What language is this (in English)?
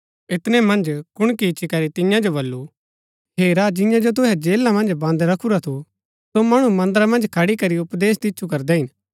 Gaddi